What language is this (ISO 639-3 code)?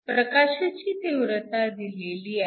mar